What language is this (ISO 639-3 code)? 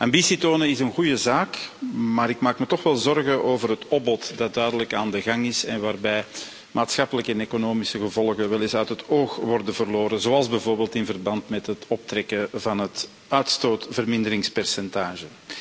nld